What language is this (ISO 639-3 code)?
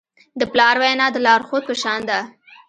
pus